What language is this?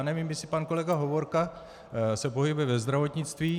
Czech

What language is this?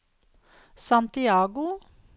Norwegian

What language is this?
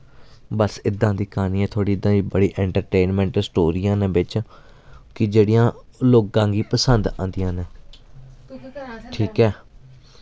Dogri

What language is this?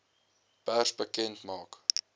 Afrikaans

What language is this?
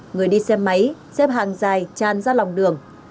Vietnamese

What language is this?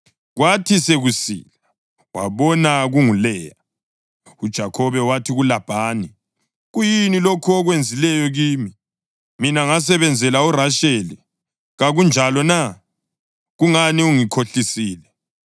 North Ndebele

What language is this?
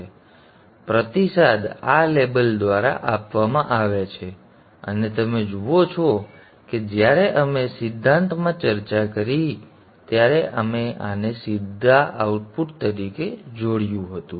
Gujarati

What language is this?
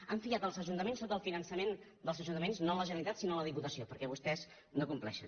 Catalan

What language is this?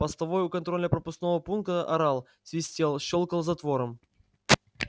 Russian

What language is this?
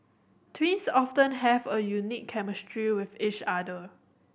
English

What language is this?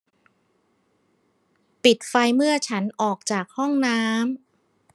Thai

